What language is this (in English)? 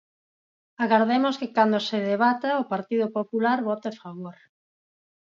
Galician